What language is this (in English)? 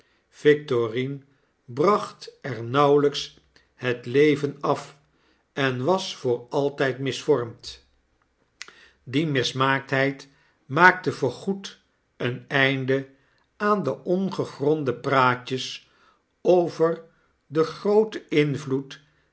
Dutch